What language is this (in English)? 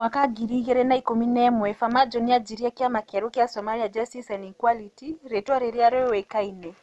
Kikuyu